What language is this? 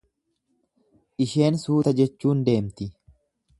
Oromo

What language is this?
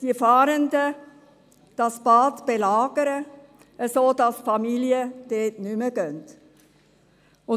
Swiss German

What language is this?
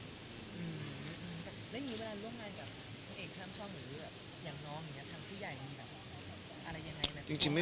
Thai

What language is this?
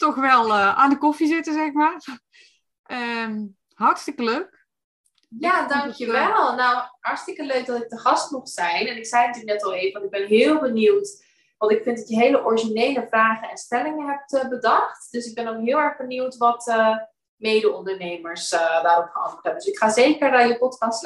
Dutch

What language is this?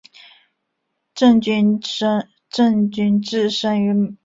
Chinese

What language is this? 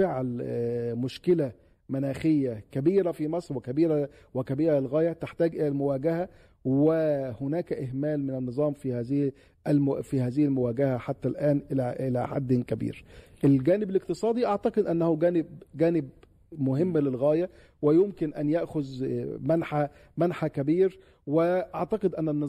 Arabic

